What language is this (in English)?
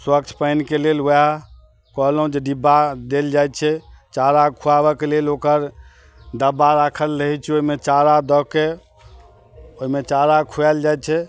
Maithili